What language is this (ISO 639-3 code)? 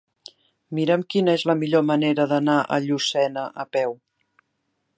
cat